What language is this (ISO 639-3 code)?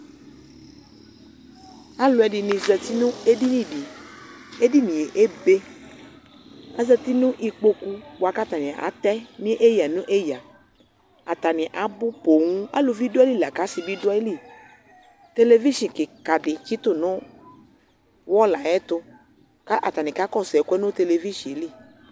kpo